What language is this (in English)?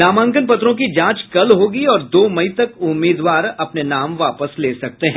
Hindi